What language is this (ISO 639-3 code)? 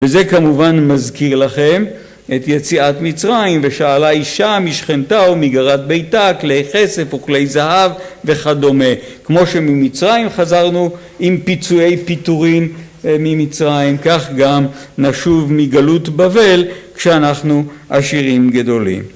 heb